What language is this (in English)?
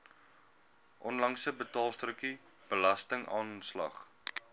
Afrikaans